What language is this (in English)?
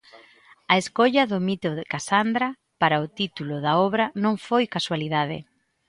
Galician